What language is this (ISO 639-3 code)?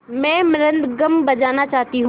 hin